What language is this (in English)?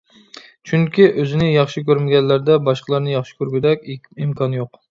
Uyghur